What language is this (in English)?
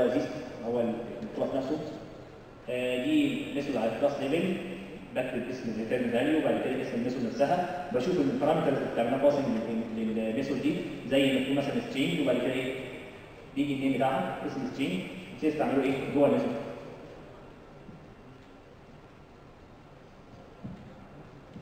Arabic